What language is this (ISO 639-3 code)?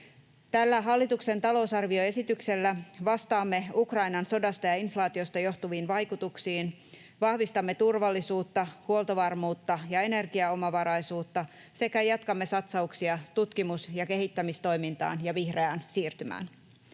fin